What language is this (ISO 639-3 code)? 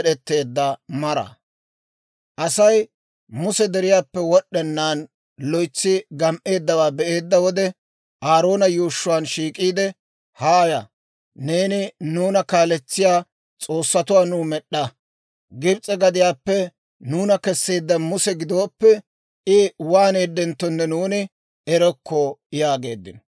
dwr